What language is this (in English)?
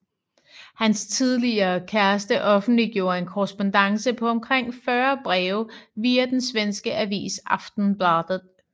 Danish